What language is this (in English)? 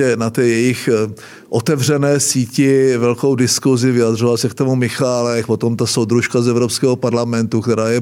Czech